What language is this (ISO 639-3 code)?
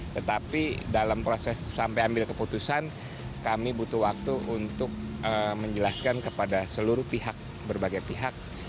ind